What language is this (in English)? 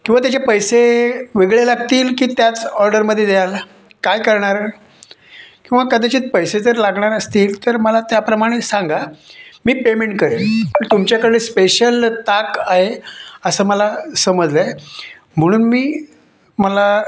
Marathi